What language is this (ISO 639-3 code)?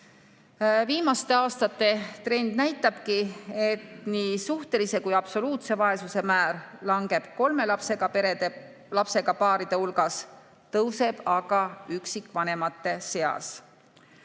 est